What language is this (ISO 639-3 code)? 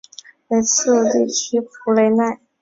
zho